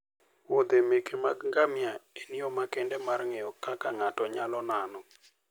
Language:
Luo (Kenya and Tanzania)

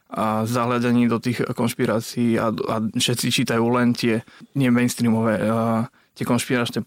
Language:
Slovak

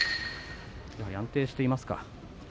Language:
Japanese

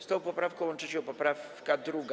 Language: Polish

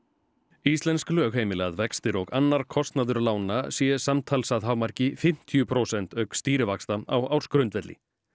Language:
Icelandic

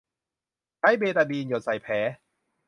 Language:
Thai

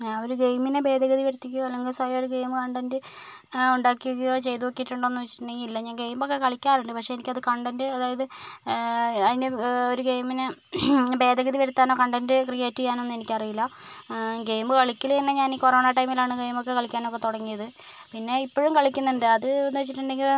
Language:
Malayalam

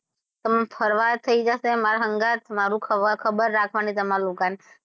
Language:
Gujarati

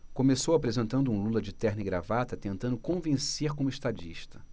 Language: Portuguese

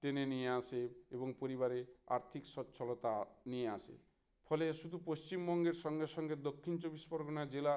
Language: Bangla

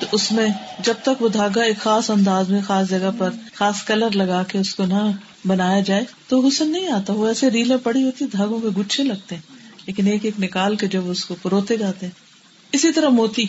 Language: Urdu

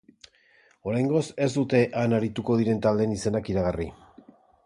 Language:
Basque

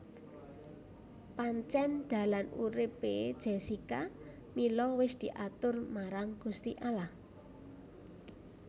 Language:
Javanese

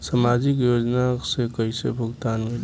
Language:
Bhojpuri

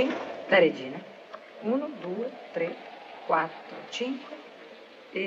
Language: Italian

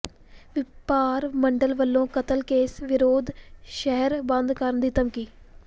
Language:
Punjabi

